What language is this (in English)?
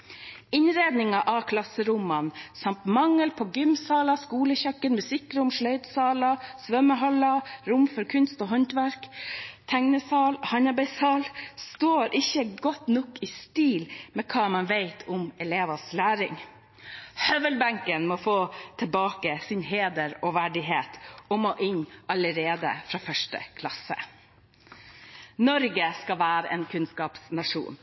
Norwegian Bokmål